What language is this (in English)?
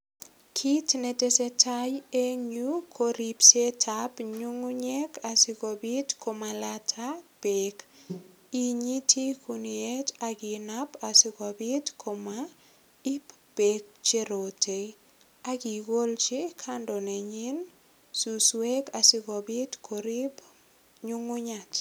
Kalenjin